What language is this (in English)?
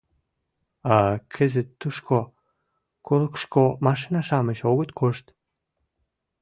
Mari